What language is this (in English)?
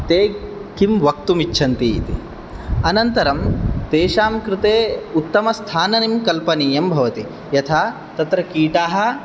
Sanskrit